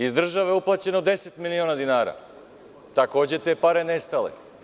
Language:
Serbian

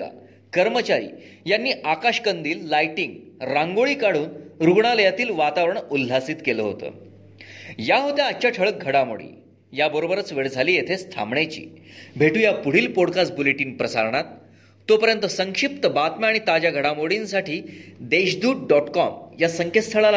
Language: Marathi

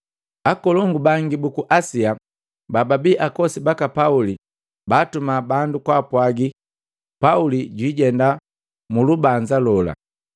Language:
Matengo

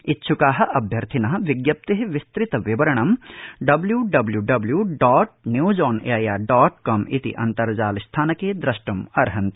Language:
Sanskrit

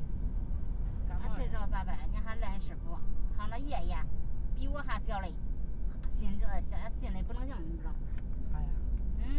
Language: Chinese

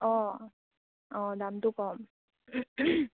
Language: Assamese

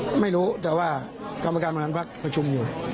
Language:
Thai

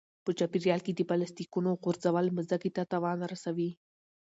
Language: Pashto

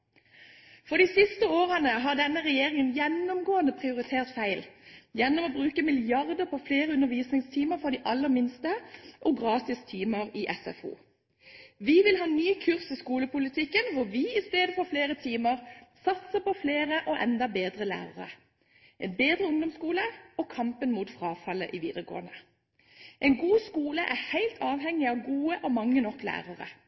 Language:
Norwegian Bokmål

